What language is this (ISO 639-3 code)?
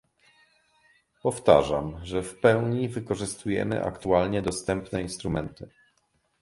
pol